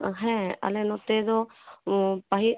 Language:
Santali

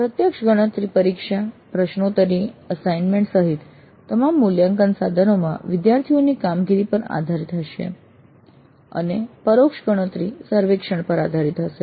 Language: Gujarati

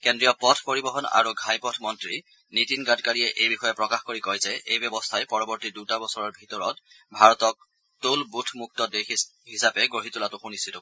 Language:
Assamese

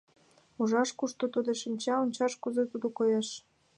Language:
Mari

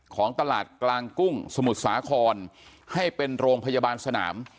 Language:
Thai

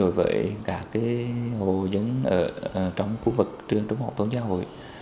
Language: Vietnamese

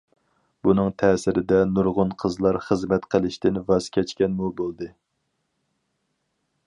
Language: Uyghur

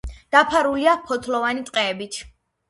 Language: Georgian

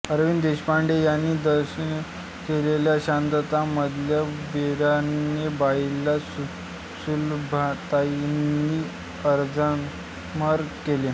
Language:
Marathi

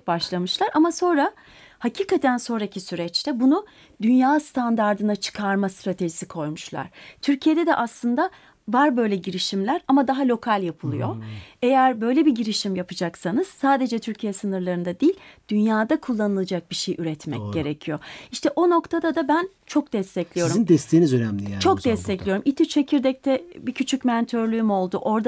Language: Turkish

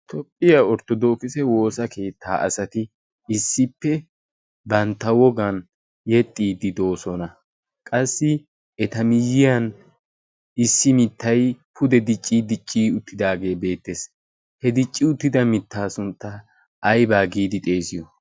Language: Wolaytta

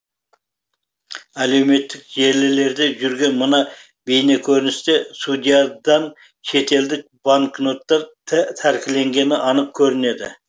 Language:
Kazakh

